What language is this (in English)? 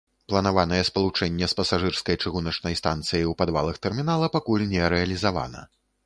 Belarusian